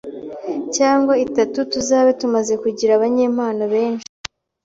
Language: Kinyarwanda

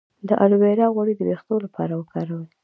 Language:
Pashto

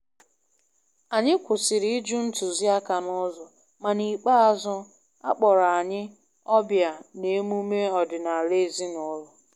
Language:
Igbo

